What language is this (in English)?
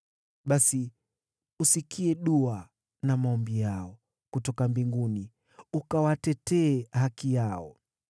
Swahili